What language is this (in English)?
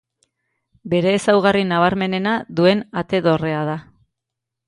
Basque